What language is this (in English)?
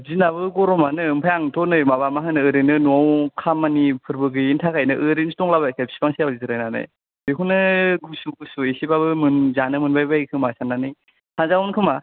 Bodo